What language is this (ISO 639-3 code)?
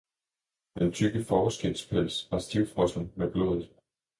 dan